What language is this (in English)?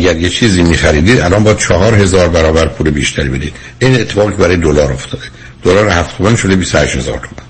Persian